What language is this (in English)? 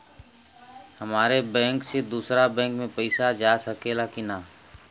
Bhojpuri